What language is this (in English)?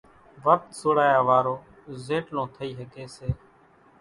Kachi Koli